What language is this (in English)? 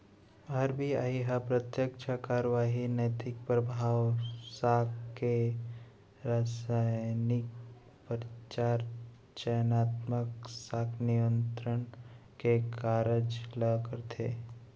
Chhattisgarhi